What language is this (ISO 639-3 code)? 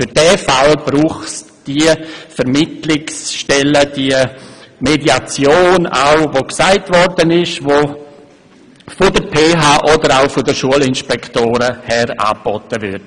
gsw